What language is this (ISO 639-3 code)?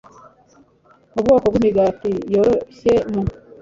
kin